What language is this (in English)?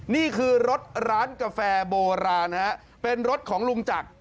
Thai